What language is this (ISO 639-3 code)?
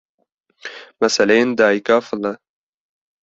kur